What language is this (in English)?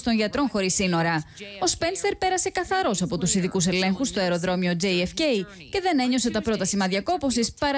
Greek